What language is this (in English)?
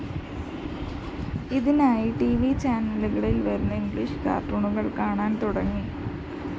Malayalam